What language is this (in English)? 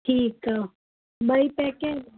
Sindhi